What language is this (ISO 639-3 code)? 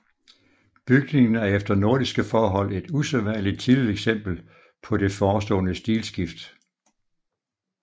dan